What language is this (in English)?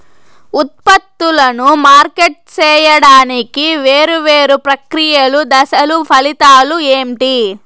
Telugu